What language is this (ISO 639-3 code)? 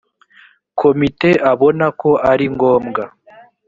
kin